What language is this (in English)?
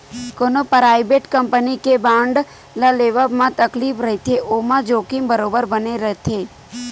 Chhattisgarhi